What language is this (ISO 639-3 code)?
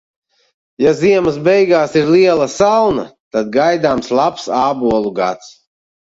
lav